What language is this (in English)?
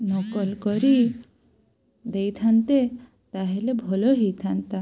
Odia